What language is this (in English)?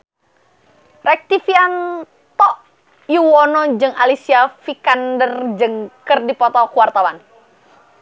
Sundanese